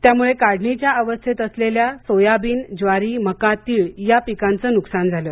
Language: Marathi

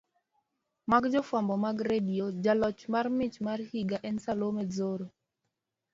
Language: Luo (Kenya and Tanzania)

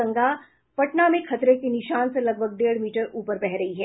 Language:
Hindi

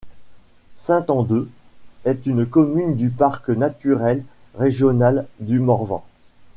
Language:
French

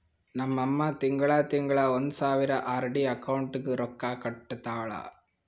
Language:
Kannada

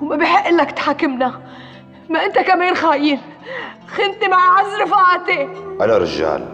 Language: Arabic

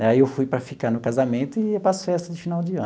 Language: Portuguese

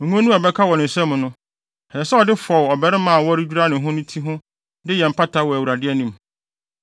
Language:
Akan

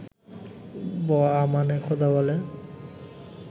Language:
Bangla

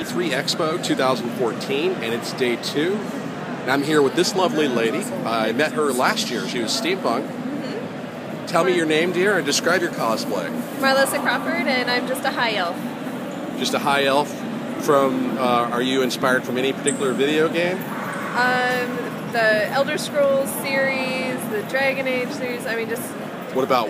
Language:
English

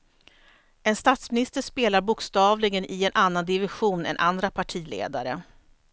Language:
Swedish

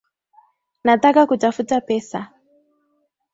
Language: Swahili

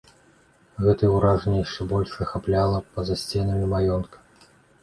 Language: Belarusian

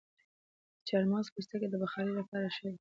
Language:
Pashto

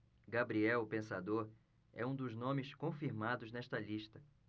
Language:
Portuguese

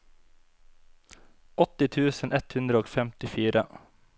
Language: Norwegian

